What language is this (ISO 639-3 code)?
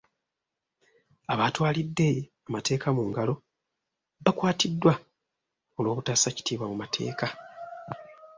lug